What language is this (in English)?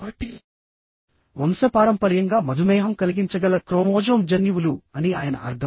Telugu